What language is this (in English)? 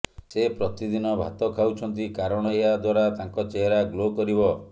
Odia